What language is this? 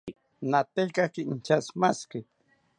South Ucayali Ashéninka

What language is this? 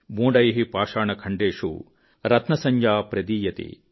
Telugu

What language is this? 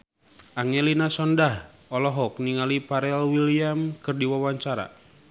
Sundanese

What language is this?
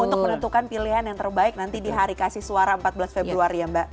Indonesian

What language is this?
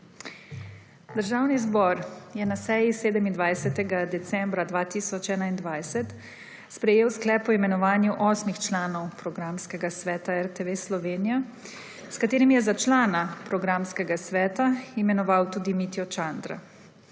Slovenian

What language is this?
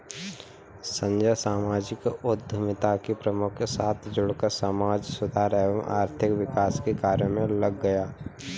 Hindi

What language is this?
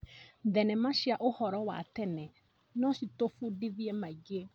Kikuyu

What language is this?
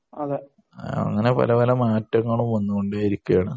Malayalam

